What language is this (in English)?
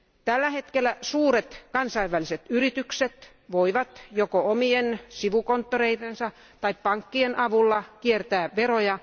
Finnish